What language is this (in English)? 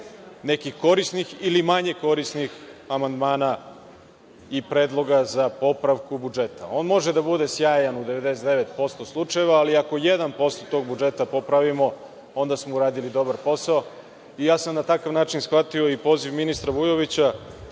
Serbian